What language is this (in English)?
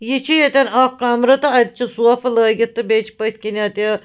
Kashmiri